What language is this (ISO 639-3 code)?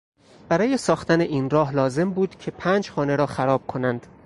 fas